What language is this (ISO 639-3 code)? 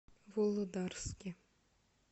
rus